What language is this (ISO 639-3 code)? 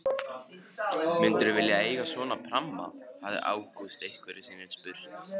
isl